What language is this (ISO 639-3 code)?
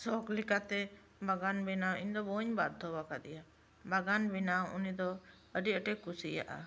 sat